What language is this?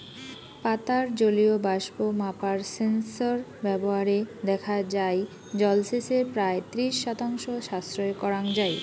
Bangla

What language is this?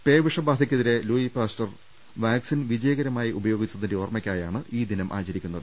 Malayalam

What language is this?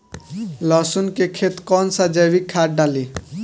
Bhojpuri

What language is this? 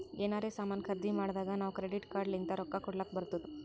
Kannada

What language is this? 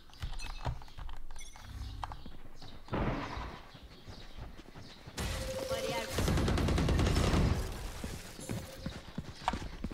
Turkish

